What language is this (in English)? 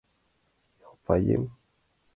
Mari